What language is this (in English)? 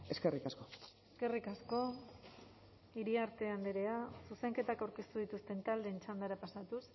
Basque